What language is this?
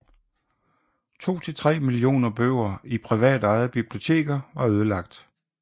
Danish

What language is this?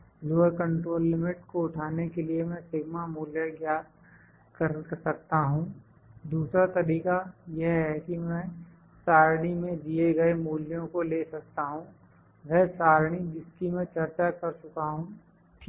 Hindi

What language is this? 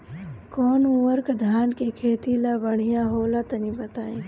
Bhojpuri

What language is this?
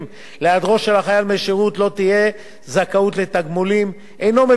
Hebrew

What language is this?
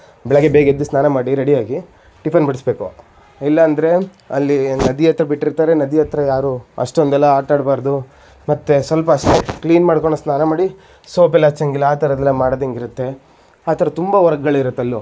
Kannada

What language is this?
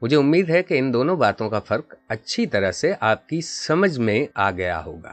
Urdu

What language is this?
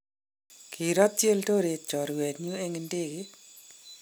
Kalenjin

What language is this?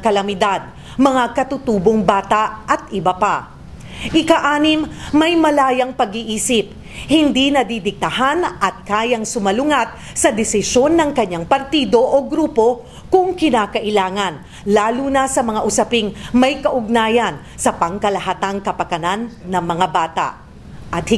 Filipino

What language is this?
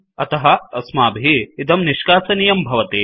Sanskrit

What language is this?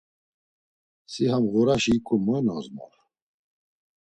Laz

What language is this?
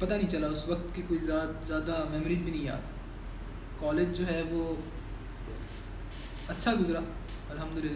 Urdu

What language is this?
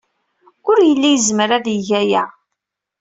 Kabyle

